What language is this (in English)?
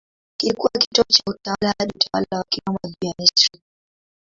Swahili